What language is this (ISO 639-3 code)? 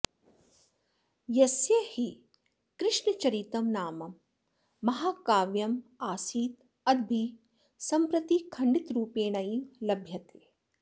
san